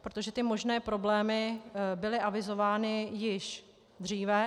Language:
Czech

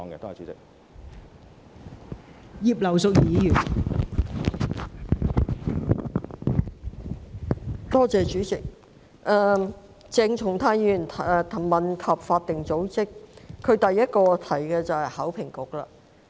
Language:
Cantonese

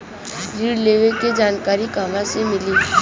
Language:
Bhojpuri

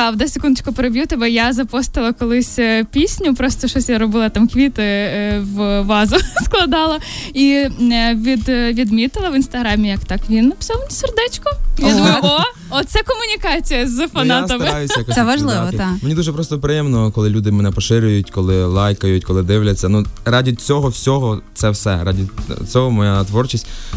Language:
Ukrainian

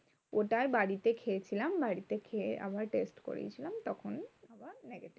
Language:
Bangla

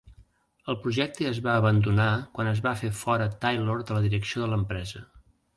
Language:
Catalan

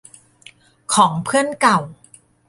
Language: Thai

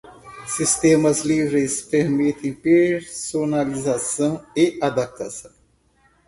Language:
Portuguese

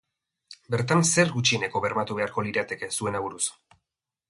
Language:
Basque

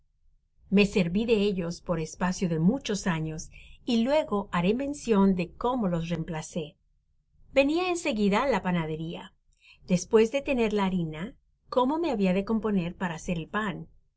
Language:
Spanish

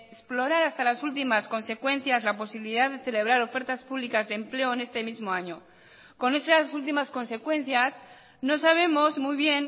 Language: Spanish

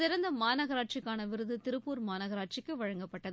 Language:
Tamil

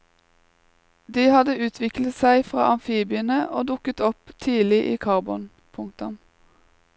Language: Norwegian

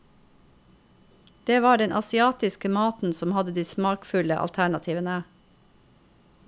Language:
Norwegian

